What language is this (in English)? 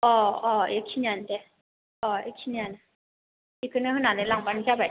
Bodo